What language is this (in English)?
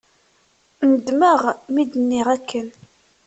Kabyle